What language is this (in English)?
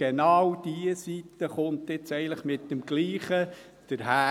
Swiss German